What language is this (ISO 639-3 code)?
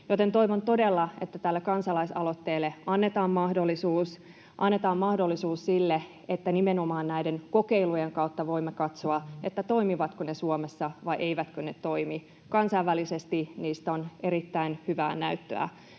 fin